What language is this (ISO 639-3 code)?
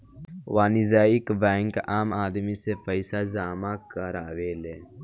bho